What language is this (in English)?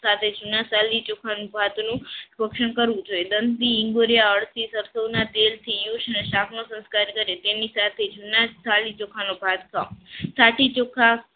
Gujarati